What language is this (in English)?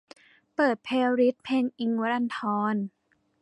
Thai